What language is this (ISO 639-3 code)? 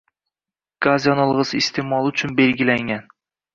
uzb